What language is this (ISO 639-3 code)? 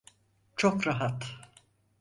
tur